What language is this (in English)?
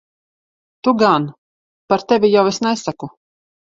Latvian